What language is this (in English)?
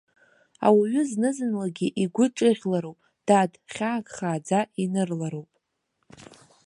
Abkhazian